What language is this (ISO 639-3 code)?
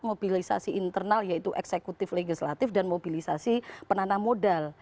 ind